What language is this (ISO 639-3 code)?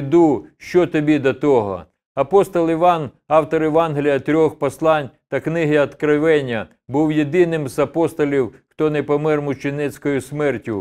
ukr